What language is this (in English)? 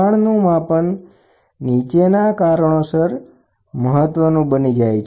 Gujarati